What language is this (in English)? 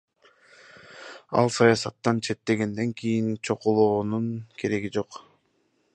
Kyrgyz